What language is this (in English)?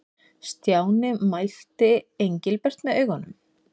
Icelandic